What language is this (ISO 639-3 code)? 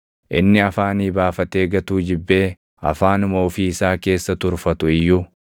orm